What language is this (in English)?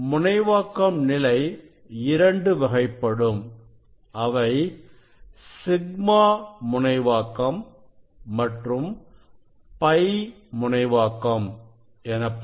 Tamil